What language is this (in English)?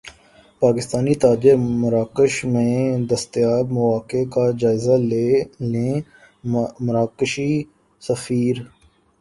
Urdu